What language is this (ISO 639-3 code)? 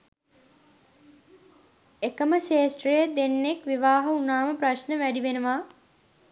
sin